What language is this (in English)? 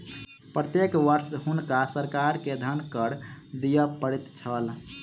Maithili